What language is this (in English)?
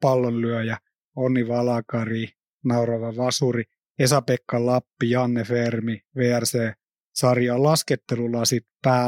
Finnish